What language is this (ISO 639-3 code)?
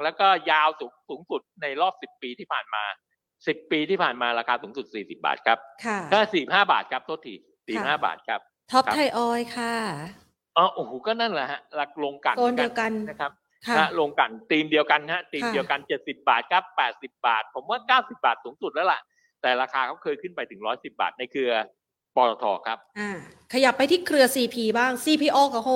tha